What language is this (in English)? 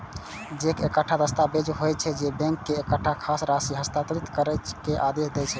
Maithili